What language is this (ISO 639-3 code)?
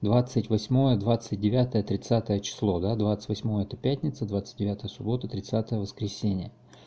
rus